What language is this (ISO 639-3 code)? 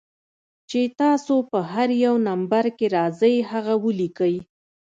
pus